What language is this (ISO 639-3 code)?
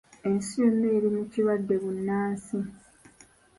lug